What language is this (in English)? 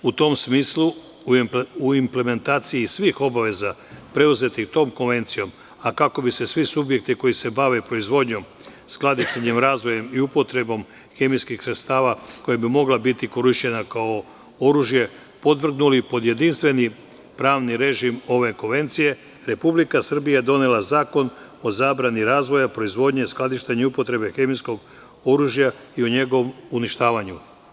Serbian